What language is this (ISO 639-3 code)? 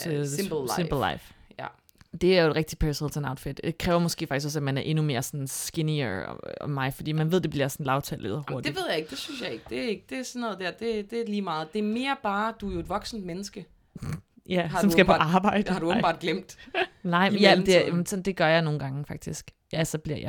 dan